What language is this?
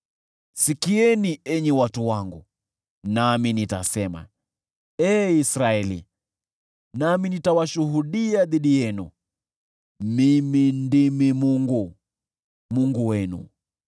Swahili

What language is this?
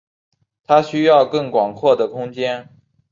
Chinese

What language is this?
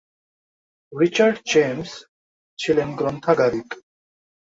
Bangla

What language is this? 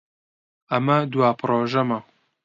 Central Kurdish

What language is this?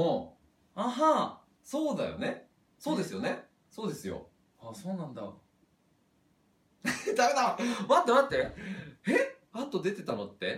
Japanese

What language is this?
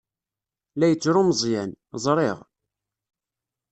Kabyle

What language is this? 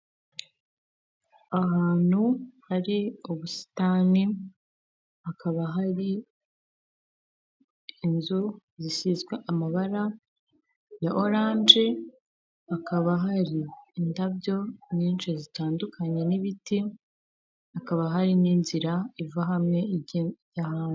Kinyarwanda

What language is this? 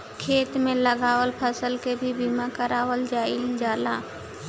Bhojpuri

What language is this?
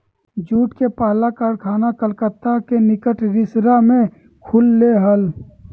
Magahi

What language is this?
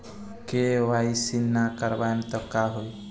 Bhojpuri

